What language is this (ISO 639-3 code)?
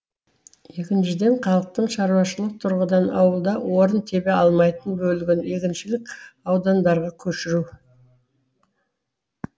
kaz